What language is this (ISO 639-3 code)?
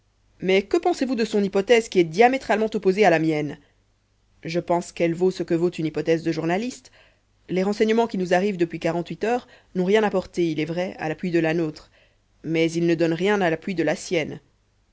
fra